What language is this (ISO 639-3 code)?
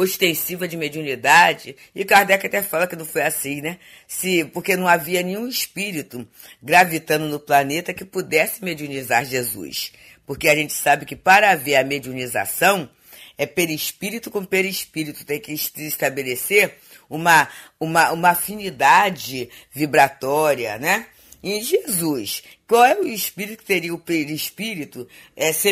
por